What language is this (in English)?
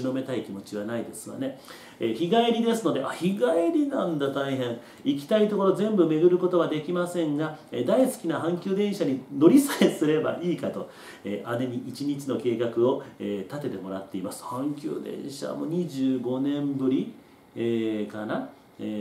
Japanese